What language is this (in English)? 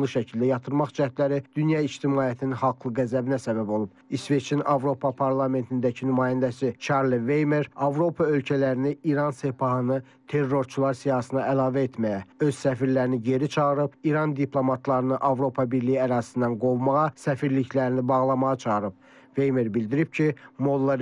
Turkish